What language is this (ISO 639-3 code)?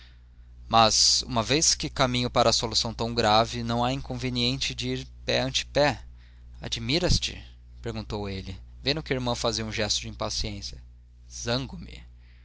por